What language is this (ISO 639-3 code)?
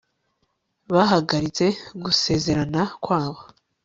kin